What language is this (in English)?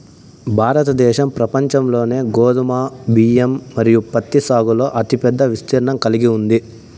Telugu